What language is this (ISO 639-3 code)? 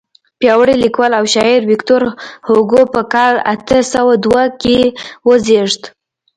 pus